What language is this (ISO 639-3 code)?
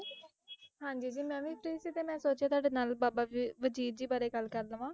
pan